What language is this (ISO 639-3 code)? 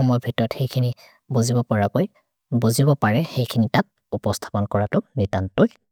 mrr